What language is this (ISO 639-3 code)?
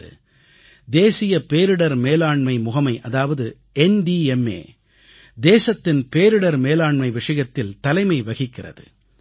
tam